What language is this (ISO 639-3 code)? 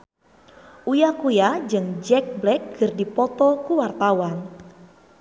sun